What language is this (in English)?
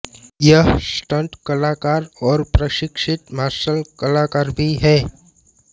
Hindi